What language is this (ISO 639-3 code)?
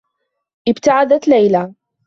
ara